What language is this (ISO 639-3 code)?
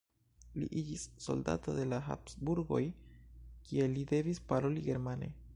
epo